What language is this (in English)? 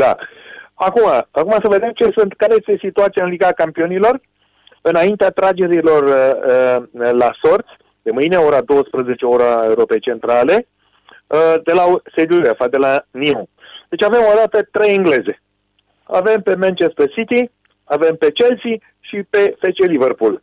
Romanian